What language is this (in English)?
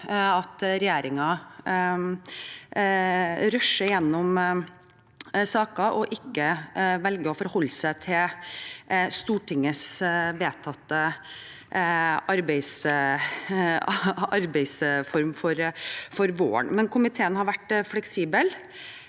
Norwegian